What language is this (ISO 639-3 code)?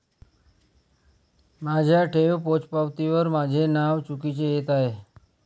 mar